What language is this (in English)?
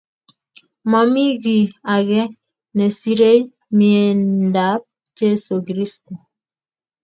Kalenjin